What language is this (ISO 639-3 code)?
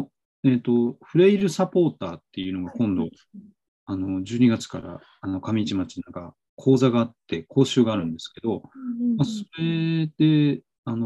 jpn